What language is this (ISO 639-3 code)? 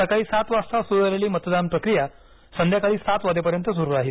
mar